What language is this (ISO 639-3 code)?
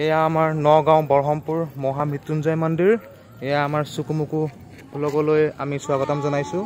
tha